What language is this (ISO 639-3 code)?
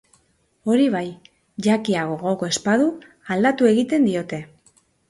eus